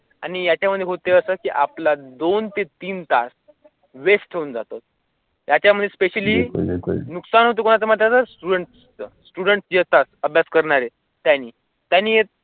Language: Marathi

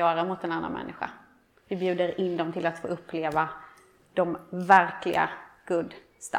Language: Swedish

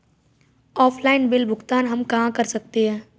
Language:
Hindi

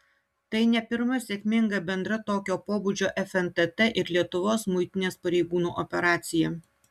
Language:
Lithuanian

